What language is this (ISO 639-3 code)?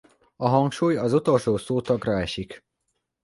hun